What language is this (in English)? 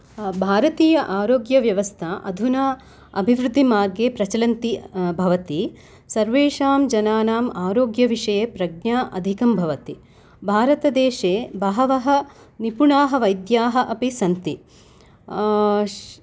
Sanskrit